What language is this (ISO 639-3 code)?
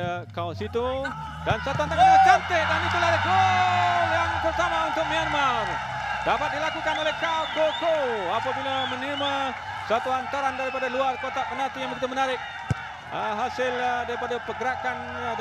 msa